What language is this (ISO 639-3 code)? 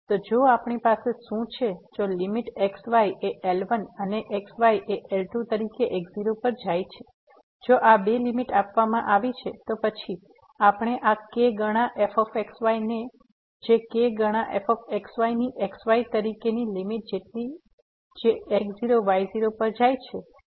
guj